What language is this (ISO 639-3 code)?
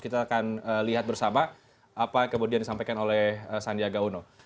ind